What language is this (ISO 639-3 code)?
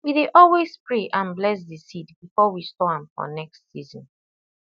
pcm